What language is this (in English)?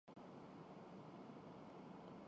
Urdu